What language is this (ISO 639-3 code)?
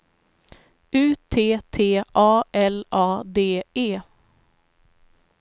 swe